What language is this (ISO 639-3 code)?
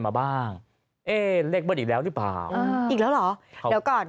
tha